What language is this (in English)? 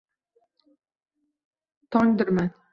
Uzbek